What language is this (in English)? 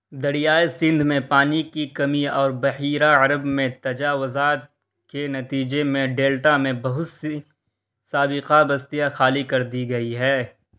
Urdu